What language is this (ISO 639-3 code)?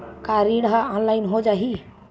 hne